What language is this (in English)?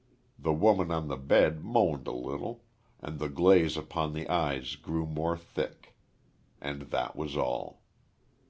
English